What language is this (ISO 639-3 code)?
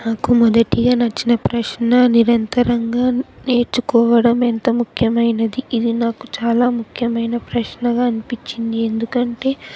tel